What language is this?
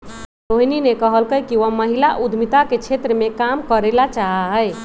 Magahi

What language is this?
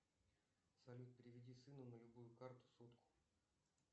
Russian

